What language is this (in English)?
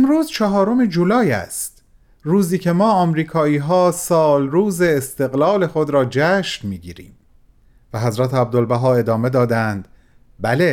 Persian